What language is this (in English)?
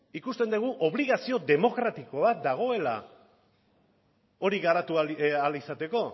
Basque